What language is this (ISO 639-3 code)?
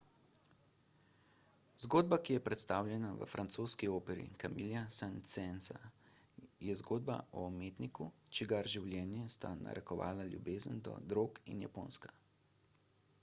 slv